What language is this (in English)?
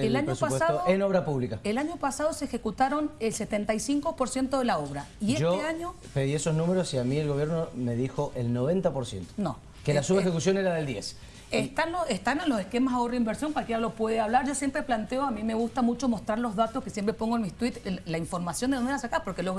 Spanish